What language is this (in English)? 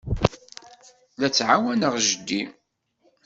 Kabyle